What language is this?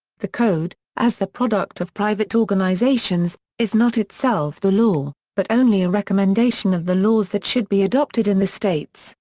English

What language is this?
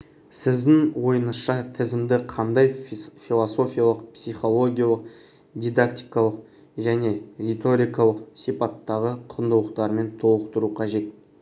Kazakh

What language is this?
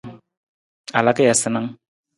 Nawdm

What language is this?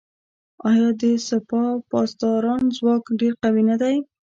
Pashto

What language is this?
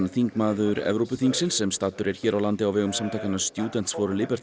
Icelandic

